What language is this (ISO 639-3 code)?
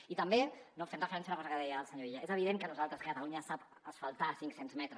cat